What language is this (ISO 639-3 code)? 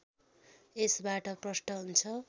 nep